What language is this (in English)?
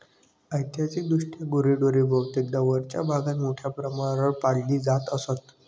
Marathi